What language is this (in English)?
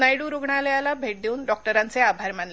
Marathi